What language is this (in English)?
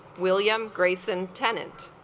English